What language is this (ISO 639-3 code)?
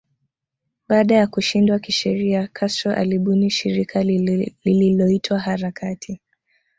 swa